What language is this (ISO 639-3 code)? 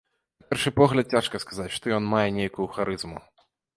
bel